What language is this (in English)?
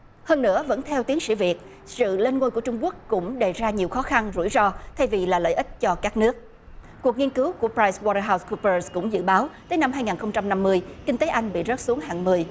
Vietnamese